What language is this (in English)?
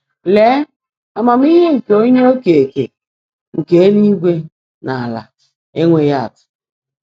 Igbo